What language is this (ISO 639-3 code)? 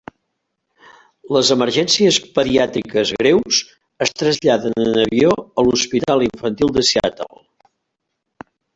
cat